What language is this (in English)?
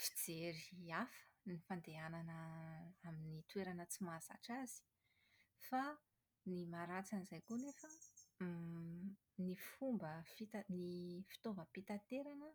Malagasy